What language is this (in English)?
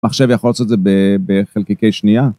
Hebrew